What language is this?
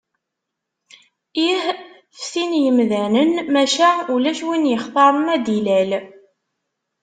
Kabyle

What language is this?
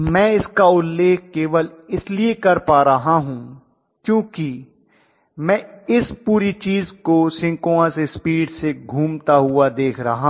Hindi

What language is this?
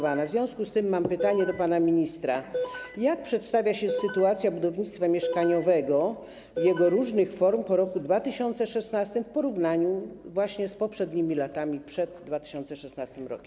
Polish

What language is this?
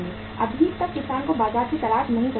Hindi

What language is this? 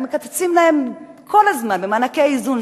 Hebrew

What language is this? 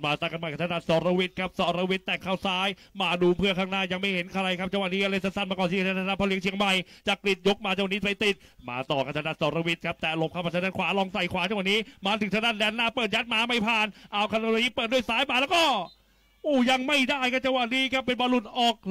Thai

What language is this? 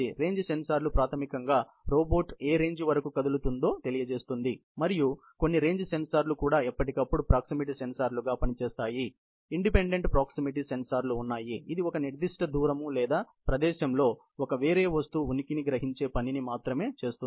Telugu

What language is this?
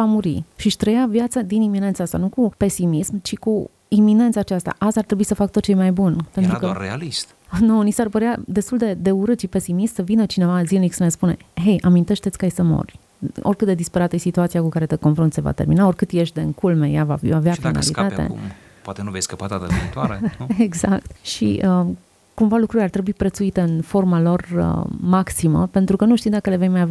Romanian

